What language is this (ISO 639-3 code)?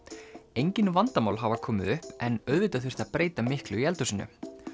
isl